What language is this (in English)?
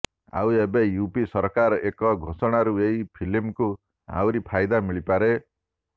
Odia